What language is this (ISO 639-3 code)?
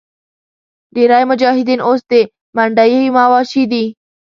pus